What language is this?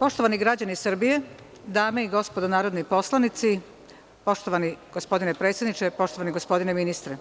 Serbian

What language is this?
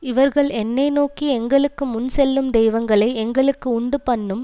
Tamil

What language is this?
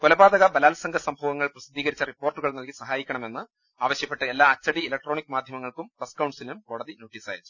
Malayalam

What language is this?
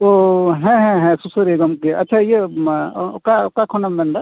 Santali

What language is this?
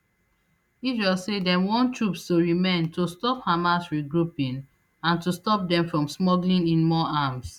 Nigerian Pidgin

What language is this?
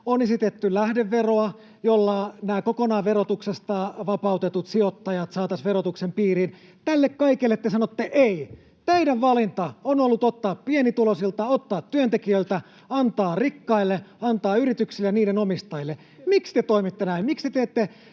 Finnish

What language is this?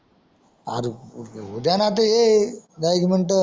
Marathi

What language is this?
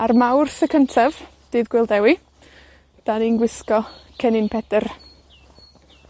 Welsh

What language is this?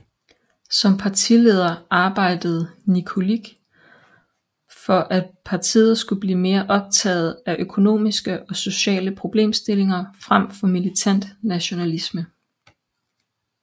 Danish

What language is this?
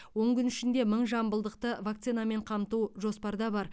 Kazakh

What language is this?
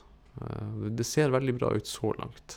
Norwegian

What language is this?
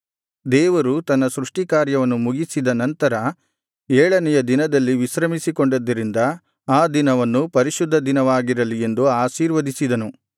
Kannada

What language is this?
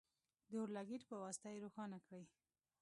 Pashto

